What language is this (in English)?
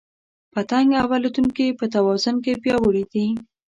Pashto